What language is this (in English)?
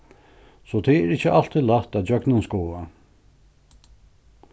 Faroese